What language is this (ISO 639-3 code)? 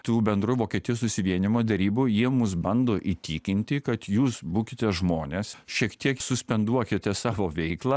lit